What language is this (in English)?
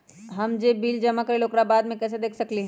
Magahi